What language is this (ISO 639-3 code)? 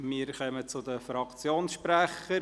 gsw